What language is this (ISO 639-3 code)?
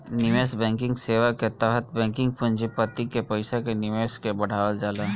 bho